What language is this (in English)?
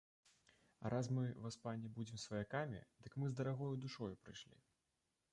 Belarusian